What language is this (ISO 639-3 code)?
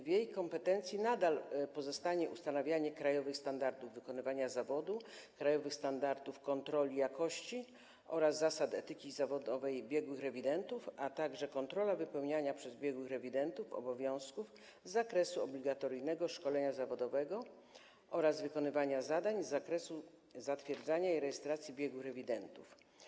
pol